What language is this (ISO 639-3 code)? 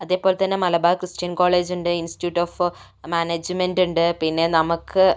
mal